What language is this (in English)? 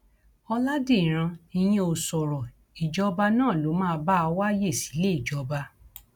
Yoruba